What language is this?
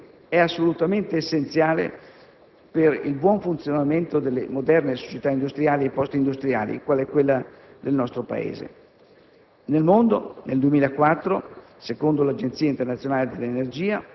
Italian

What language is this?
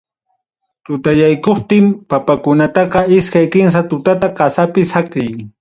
Ayacucho Quechua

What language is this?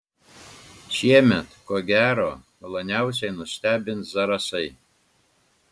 Lithuanian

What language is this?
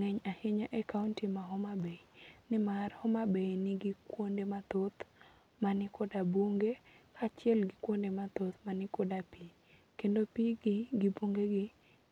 Luo (Kenya and Tanzania)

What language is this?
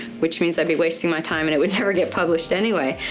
English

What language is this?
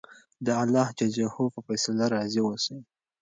Pashto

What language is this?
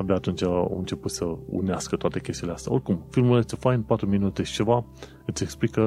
Romanian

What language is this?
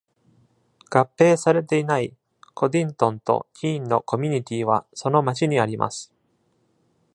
Japanese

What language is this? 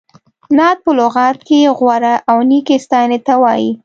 Pashto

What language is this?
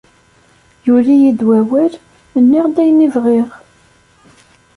Kabyle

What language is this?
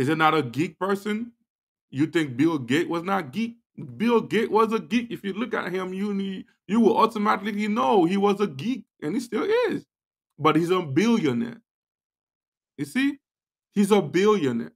English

